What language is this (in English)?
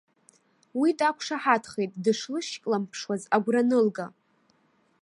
Abkhazian